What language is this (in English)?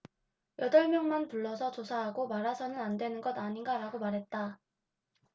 Korean